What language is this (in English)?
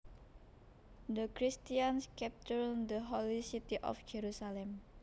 Javanese